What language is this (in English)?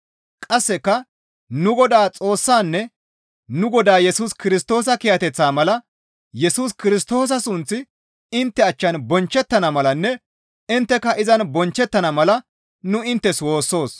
Gamo